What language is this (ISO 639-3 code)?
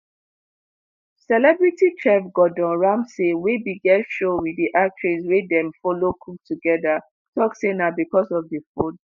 pcm